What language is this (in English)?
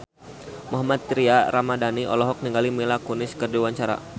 Sundanese